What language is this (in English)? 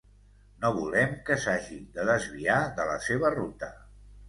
Catalan